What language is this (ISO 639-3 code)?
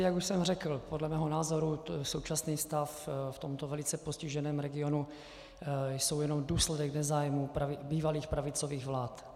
ces